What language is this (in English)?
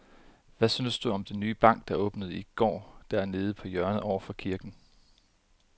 Danish